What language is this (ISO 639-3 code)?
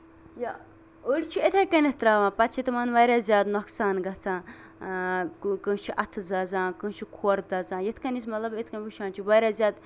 kas